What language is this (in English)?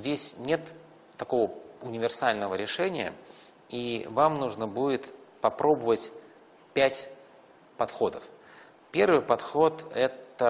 Russian